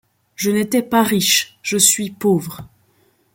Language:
French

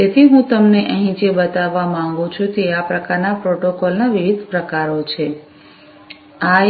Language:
Gujarati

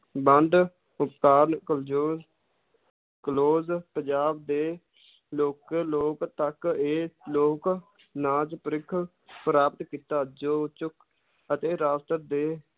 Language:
Punjabi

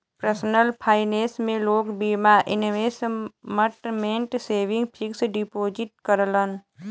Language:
Bhojpuri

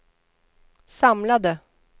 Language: Swedish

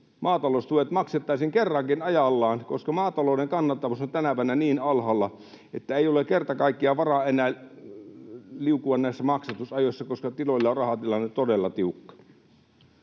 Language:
Finnish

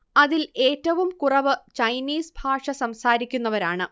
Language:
Malayalam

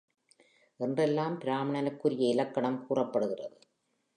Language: Tamil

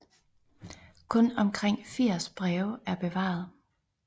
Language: Danish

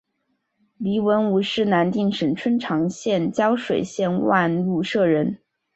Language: Chinese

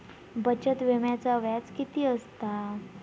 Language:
Marathi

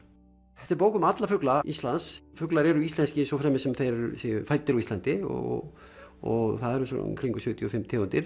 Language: Icelandic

